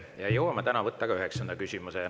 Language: Estonian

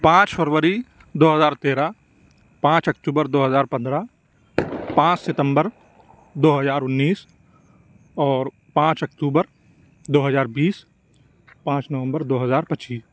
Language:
Urdu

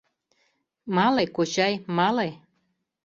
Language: Mari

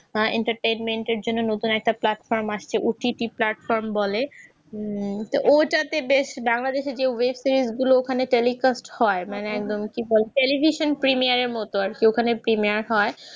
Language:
Bangla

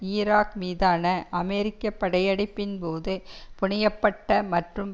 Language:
Tamil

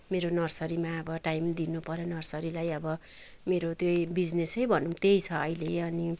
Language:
Nepali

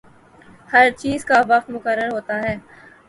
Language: Urdu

